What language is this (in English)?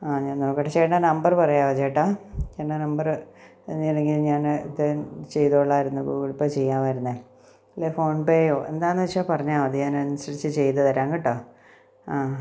Malayalam